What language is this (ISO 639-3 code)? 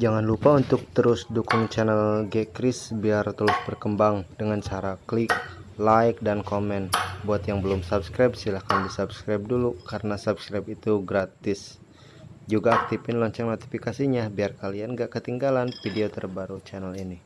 ind